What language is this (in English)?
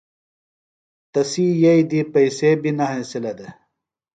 Phalura